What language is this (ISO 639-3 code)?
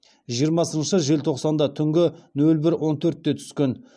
kaz